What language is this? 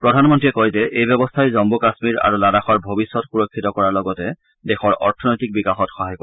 Assamese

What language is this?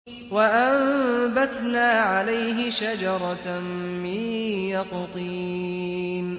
Arabic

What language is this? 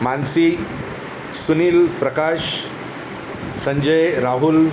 Marathi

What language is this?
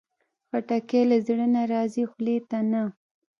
Pashto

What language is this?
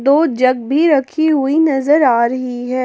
Hindi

